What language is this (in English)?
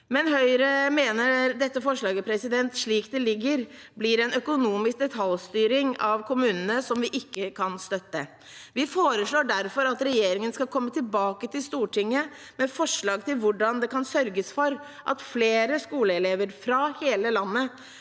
Norwegian